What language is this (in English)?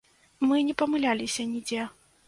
Belarusian